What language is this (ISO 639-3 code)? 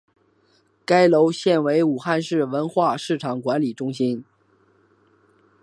zho